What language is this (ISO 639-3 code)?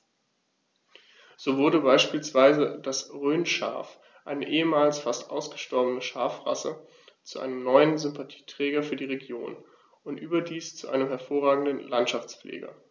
deu